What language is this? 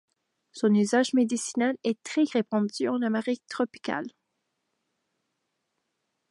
French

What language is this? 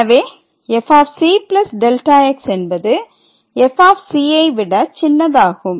Tamil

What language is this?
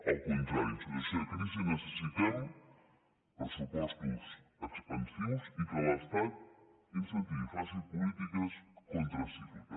Catalan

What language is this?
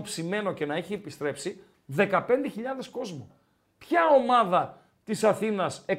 Greek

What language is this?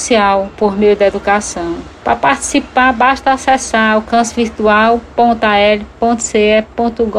Portuguese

